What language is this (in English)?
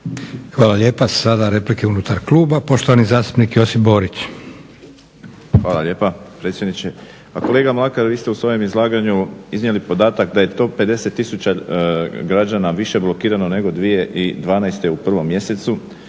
Croatian